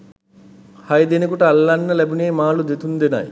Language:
Sinhala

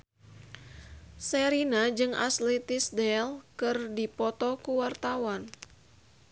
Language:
Sundanese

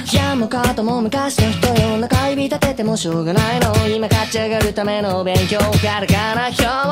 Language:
Korean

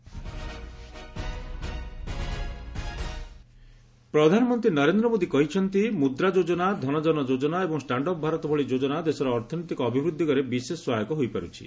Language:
Odia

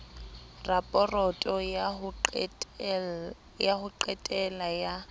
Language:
Southern Sotho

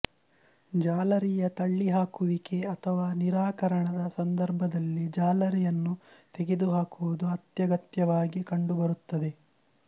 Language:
Kannada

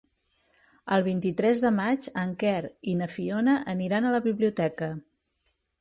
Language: Catalan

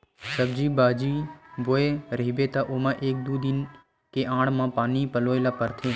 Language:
Chhattisgarhi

